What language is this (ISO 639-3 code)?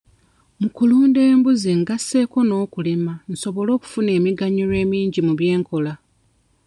lug